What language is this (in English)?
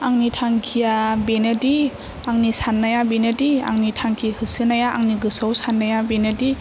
Bodo